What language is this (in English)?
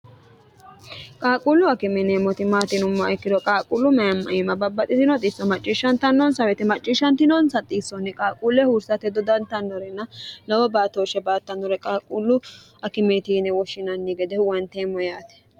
Sidamo